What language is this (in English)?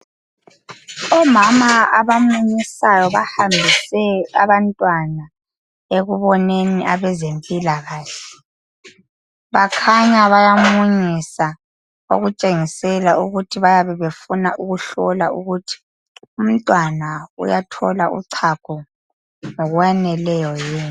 North Ndebele